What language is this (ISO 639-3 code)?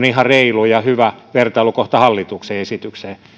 fin